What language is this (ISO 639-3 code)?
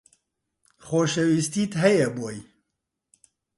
ckb